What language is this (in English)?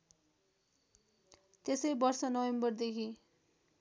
Nepali